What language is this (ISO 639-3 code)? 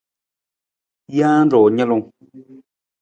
nmz